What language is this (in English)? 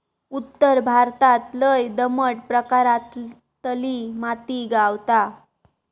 Marathi